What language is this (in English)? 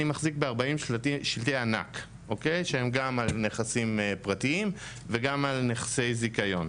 Hebrew